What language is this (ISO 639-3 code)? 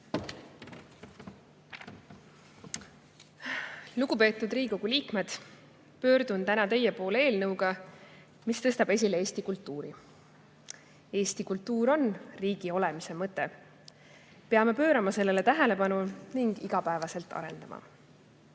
est